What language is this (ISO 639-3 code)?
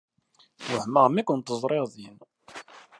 kab